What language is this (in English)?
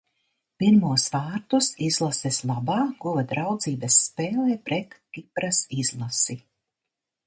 Latvian